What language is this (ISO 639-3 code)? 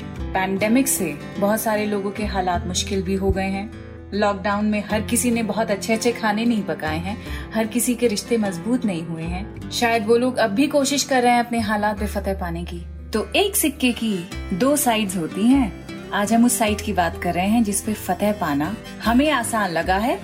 hin